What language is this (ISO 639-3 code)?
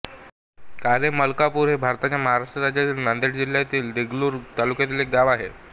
mar